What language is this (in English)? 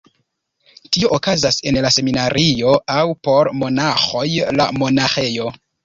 Esperanto